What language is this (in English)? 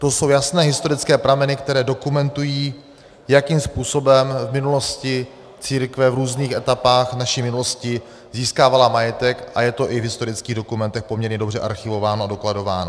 Czech